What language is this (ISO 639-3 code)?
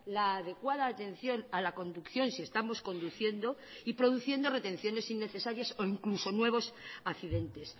spa